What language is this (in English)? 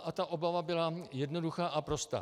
Czech